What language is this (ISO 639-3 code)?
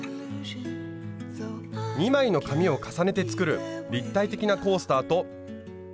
jpn